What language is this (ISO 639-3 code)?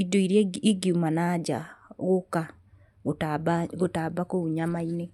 kik